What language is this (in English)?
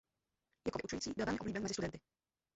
Czech